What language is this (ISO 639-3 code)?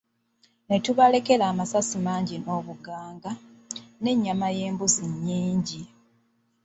lug